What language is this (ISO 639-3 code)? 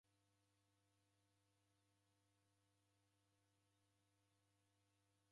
dav